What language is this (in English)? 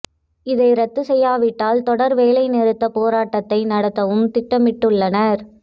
Tamil